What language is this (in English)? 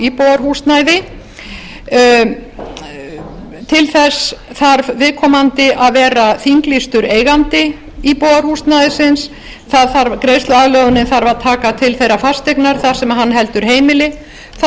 Icelandic